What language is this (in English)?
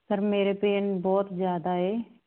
Punjabi